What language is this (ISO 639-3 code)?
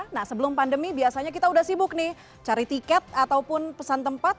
ind